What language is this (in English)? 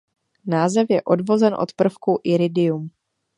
Czech